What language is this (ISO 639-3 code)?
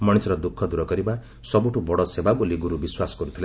ori